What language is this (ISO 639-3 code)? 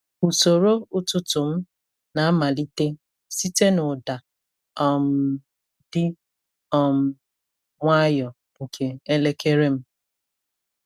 ibo